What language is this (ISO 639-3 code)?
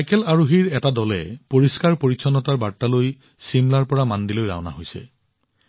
asm